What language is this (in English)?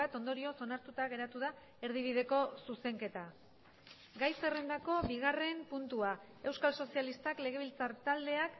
Basque